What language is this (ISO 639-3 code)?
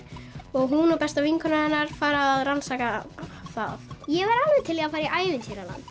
isl